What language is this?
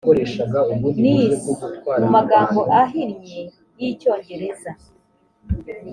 Kinyarwanda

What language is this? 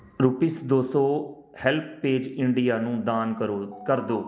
Punjabi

